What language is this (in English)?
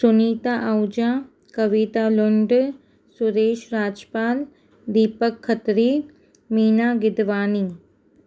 Sindhi